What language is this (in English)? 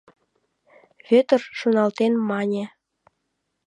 Mari